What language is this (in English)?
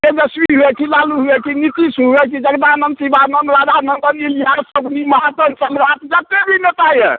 Maithili